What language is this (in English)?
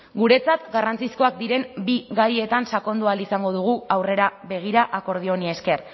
Basque